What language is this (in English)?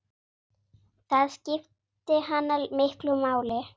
Icelandic